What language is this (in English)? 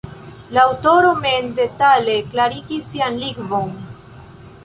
Esperanto